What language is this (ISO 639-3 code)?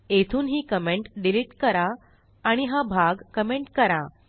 mar